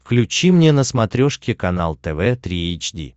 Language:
Russian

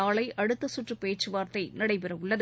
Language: Tamil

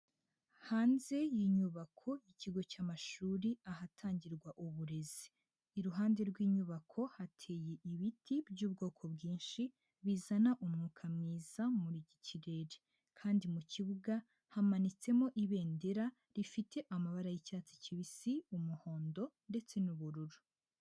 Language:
Kinyarwanda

